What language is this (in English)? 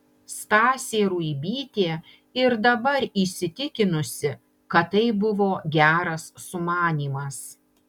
Lithuanian